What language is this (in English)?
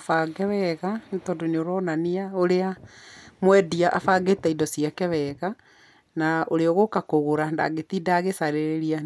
Kikuyu